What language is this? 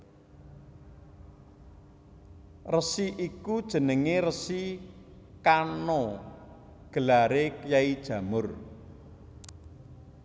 Javanese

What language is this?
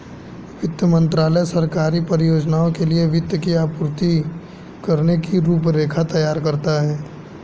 Hindi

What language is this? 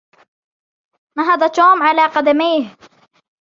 Arabic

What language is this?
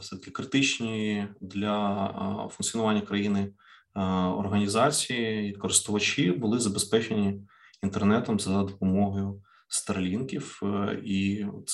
Ukrainian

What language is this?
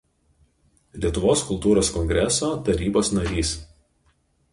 Lithuanian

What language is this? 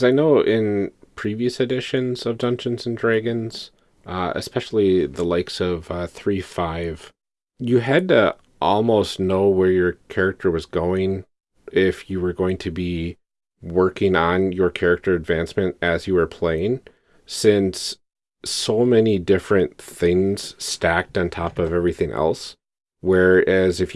English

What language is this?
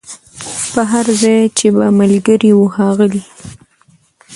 Pashto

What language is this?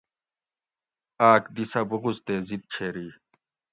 Gawri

